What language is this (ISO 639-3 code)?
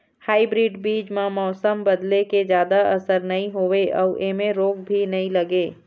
hne